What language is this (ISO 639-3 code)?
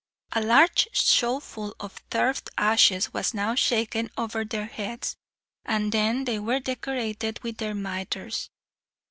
eng